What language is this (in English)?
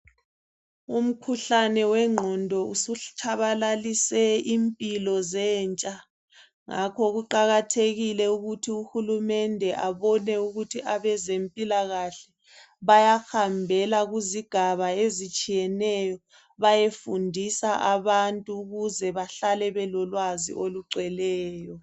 North Ndebele